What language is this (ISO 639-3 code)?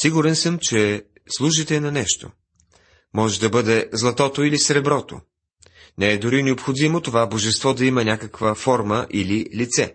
bul